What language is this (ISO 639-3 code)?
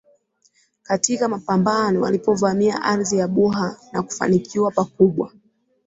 swa